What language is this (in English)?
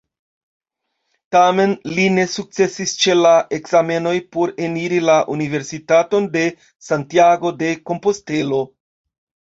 Esperanto